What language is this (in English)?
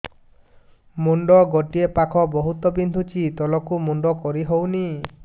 Odia